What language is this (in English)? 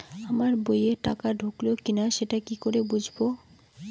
Bangla